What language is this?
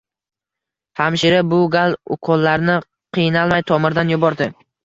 Uzbek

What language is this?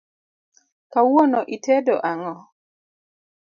Luo (Kenya and Tanzania)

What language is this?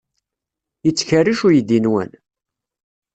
Kabyle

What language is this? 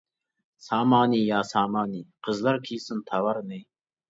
Uyghur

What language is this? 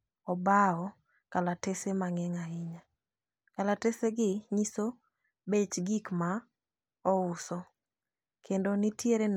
Luo (Kenya and Tanzania)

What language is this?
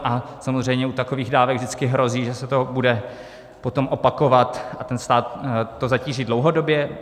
Czech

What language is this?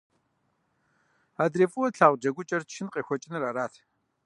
Kabardian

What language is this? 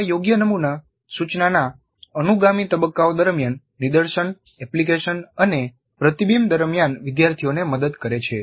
Gujarati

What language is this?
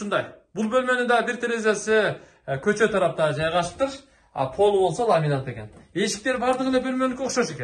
Turkish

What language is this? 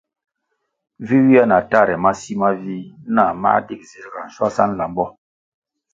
Kwasio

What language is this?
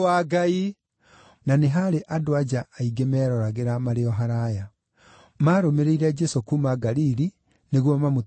Kikuyu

